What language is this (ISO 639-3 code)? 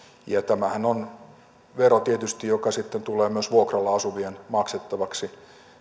fin